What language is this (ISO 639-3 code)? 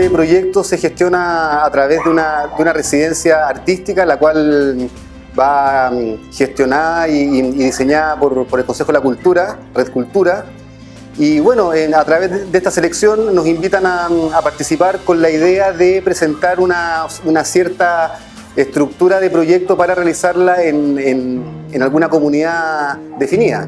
spa